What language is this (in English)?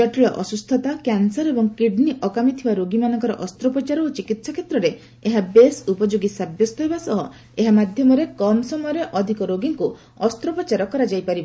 Odia